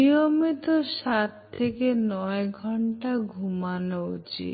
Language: Bangla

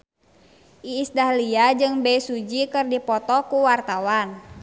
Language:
Sundanese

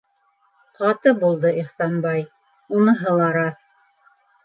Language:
Bashkir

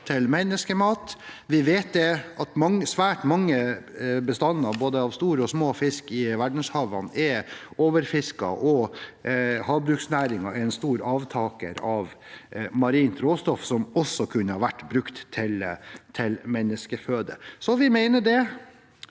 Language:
Norwegian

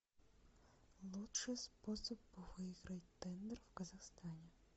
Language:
Russian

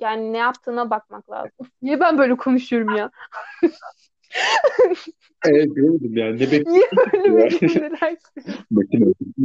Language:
Turkish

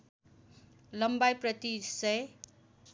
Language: Nepali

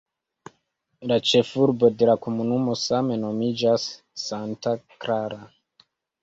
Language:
Esperanto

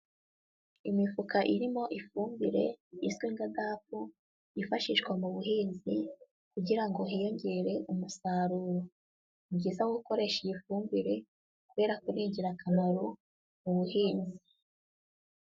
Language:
Kinyarwanda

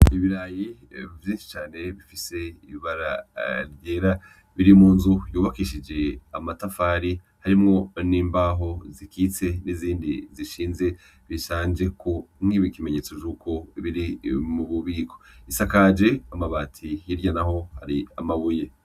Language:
Rundi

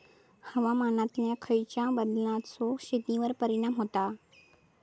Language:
Marathi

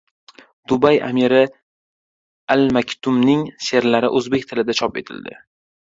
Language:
Uzbek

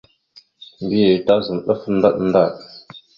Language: Mada (Cameroon)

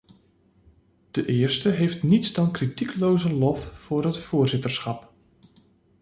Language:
Dutch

